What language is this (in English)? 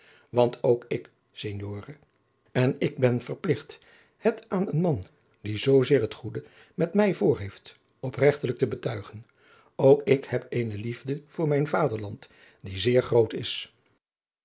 Dutch